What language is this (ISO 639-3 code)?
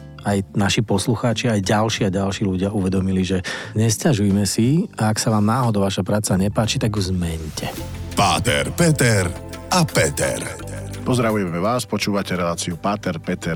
slk